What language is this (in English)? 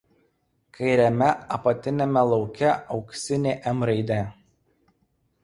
Lithuanian